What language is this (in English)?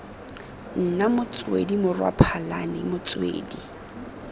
Tswana